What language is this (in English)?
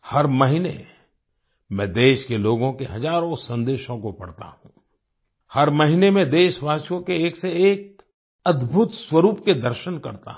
Hindi